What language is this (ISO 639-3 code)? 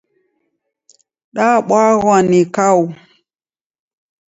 dav